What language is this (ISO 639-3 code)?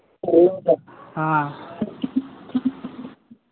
urd